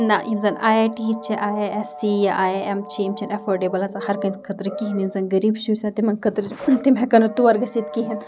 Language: Kashmiri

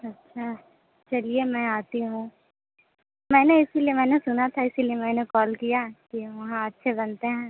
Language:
Hindi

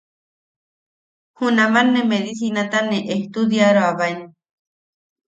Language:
Yaqui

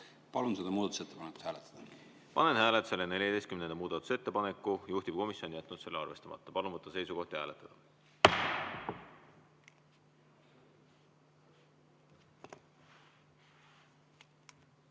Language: Estonian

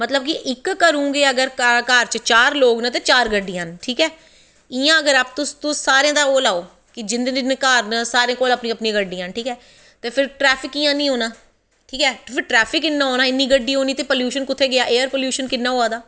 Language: Dogri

